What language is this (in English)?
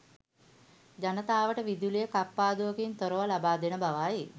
Sinhala